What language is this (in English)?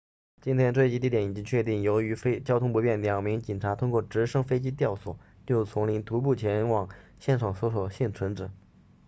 Chinese